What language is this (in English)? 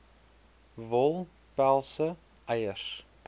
Afrikaans